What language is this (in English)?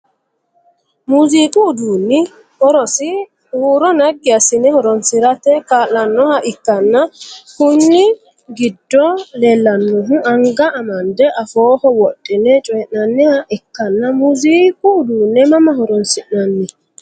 Sidamo